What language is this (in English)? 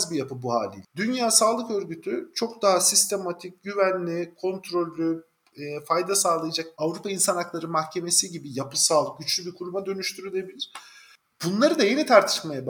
Turkish